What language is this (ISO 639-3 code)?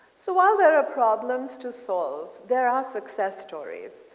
eng